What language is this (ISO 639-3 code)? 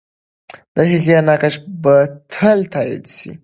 pus